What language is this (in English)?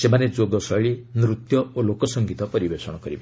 Odia